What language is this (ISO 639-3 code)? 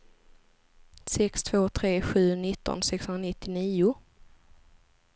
swe